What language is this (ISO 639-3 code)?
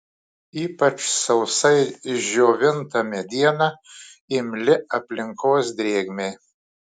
lit